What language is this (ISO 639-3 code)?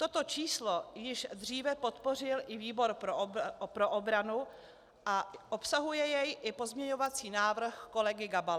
ces